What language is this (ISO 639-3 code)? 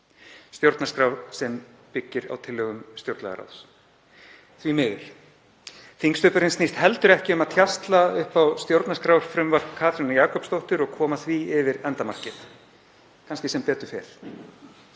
isl